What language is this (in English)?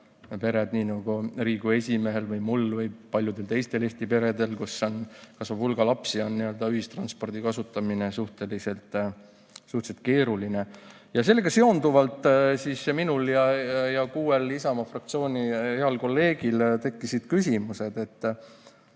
Estonian